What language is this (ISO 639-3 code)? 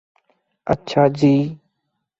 urd